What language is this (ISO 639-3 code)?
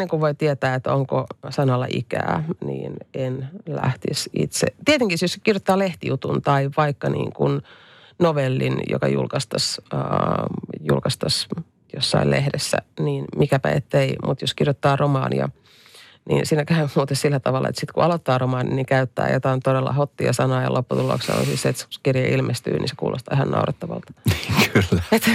fin